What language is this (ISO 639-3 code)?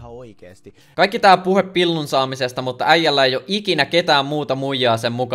fin